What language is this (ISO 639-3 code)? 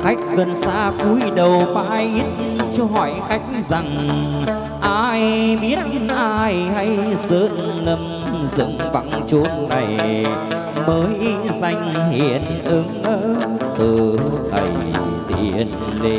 vie